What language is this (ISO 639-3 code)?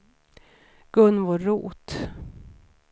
swe